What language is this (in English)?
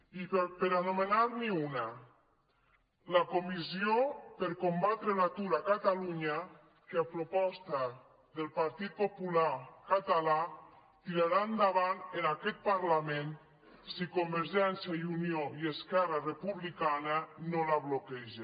Catalan